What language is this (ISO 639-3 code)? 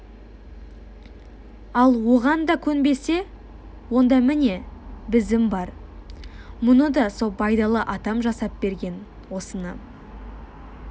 kaz